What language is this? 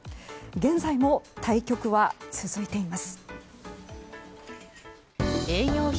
Japanese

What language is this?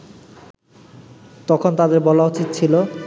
Bangla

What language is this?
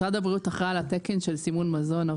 Hebrew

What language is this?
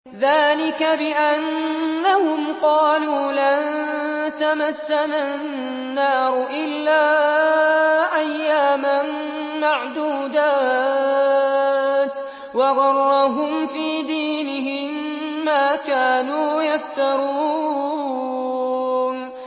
Arabic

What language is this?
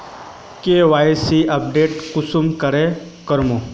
Magahi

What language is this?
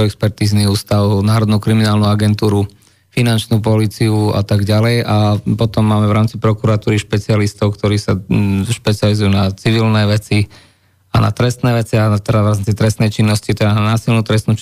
Slovak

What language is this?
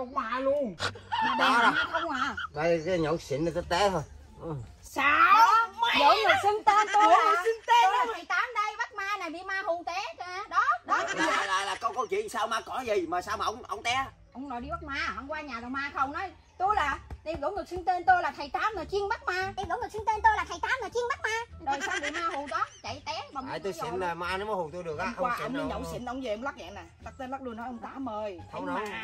Vietnamese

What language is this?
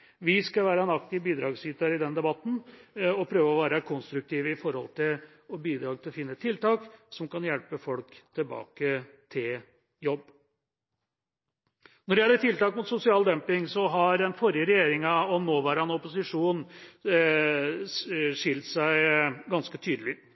Norwegian Bokmål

